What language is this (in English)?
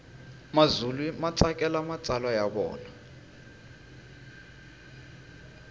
Tsonga